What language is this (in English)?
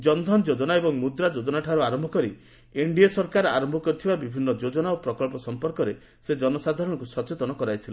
Odia